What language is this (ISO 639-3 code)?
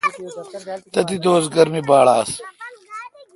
xka